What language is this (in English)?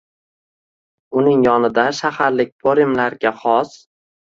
Uzbek